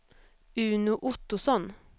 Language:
Swedish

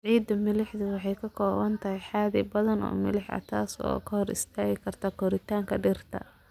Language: Somali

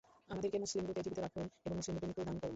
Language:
Bangla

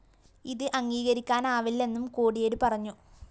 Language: Malayalam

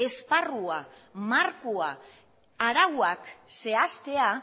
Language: Basque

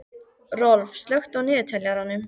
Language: Icelandic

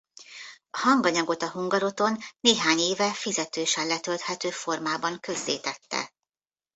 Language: Hungarian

